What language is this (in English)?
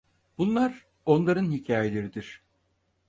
Turkish